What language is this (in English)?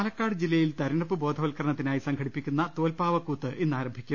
Malayalam